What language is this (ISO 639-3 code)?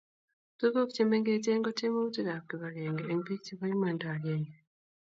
kln